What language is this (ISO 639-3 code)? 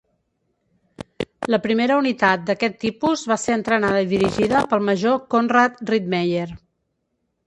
cat